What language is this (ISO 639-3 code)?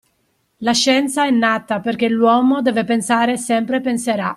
ita